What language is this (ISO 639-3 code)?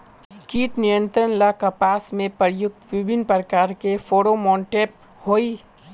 mag